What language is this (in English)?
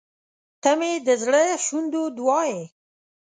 Pashto